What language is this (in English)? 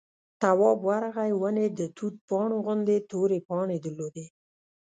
Pashto